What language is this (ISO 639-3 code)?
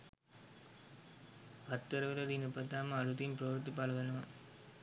sin